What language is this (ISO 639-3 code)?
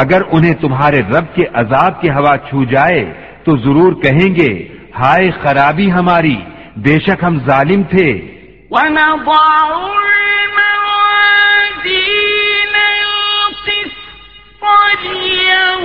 urd